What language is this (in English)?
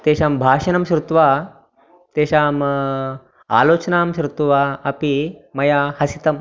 Sanskrit